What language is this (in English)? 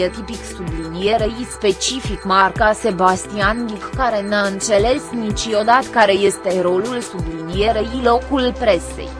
Romanian